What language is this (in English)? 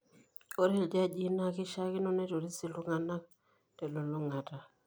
Masai